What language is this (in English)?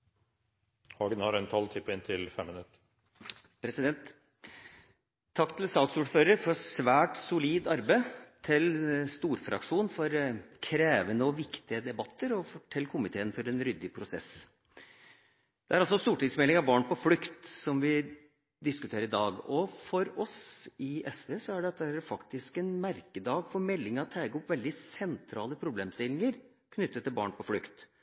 Norwegian